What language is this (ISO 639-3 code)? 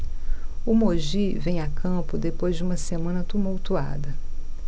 por